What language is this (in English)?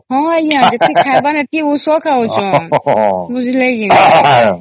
Odia